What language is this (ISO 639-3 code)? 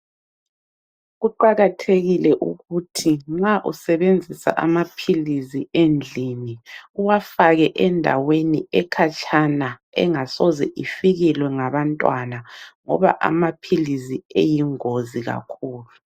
nde